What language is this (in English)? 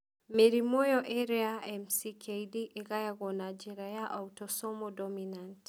Kikuyu